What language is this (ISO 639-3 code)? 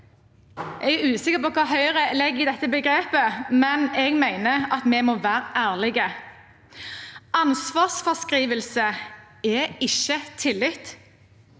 nor